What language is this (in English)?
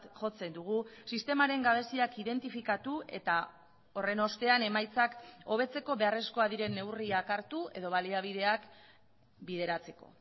Basque